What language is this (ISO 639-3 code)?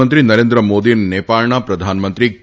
guj